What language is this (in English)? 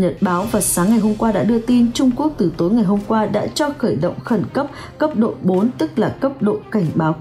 Vietnamese